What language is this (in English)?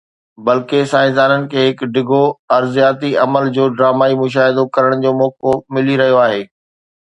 Sindhi